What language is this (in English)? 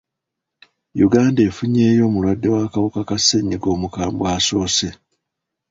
Ganda